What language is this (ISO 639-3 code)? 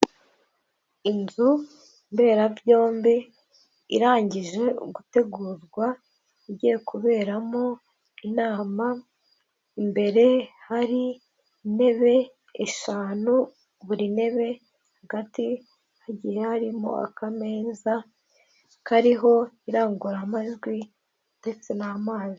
kin